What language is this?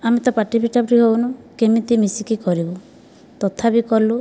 Odia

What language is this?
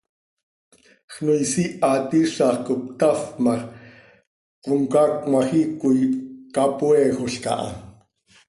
Seri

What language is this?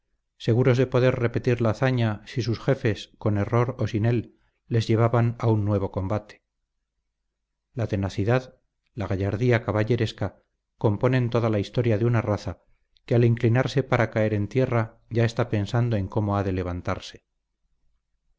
Spanish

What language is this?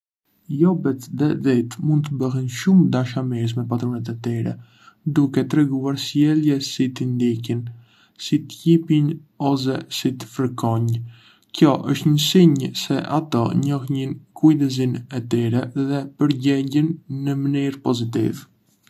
Arbëreshë Albanian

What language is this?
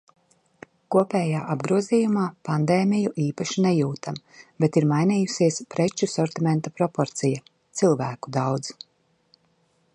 Latvian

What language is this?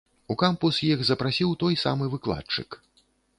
Belarusian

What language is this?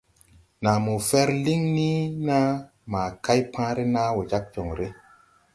Tupuri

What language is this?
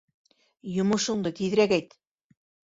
Bashkir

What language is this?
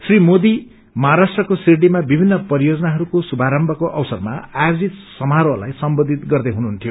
Nepali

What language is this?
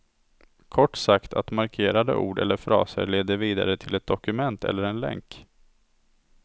Swedish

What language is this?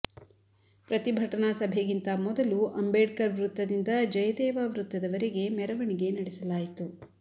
Kannada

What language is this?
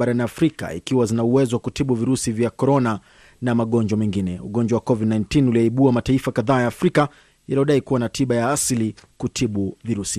Swahili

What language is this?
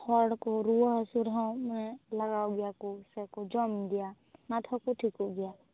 Santali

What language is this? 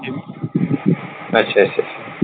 Punjabi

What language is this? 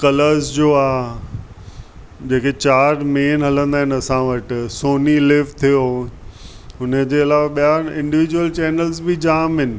Sindhi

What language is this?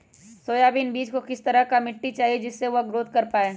Magahi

